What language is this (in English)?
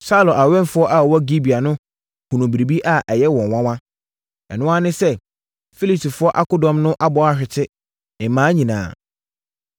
Akan